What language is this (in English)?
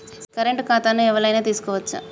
Telugu